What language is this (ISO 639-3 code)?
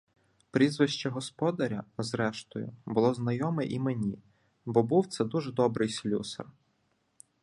ukr